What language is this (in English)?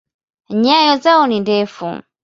Swahili